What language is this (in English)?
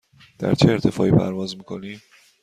Persian